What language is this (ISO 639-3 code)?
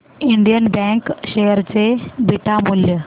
mar